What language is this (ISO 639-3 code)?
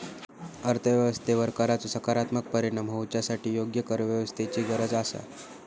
mar